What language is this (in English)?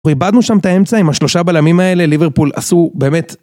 Hebrew